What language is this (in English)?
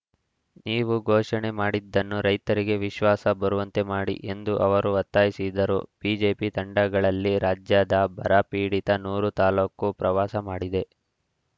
Kannada